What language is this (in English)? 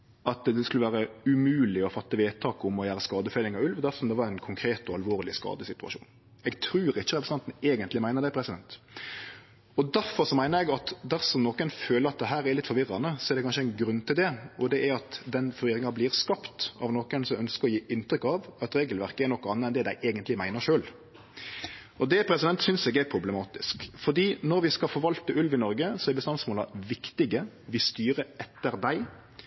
Norwegian Nynorsk